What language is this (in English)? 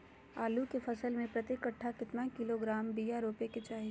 Magahi